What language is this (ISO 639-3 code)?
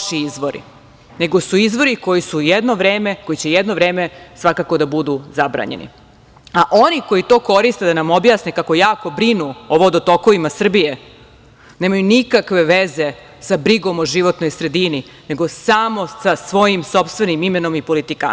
srp